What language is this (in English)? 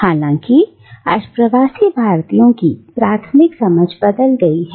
Hindi